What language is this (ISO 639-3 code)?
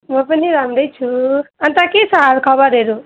nep